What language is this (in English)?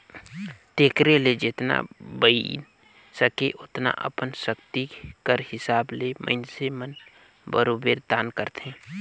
Chhattisgarhi